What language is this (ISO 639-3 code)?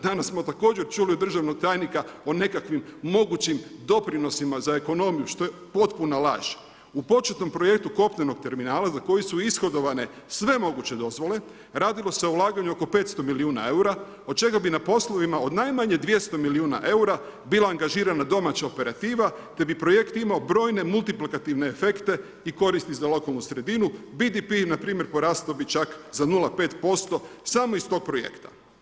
hrv